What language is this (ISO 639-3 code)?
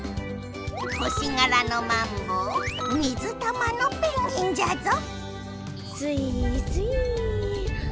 jpn